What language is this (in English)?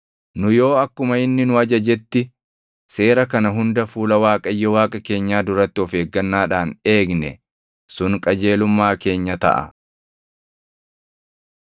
Oromo